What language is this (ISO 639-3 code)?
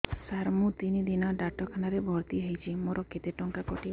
ori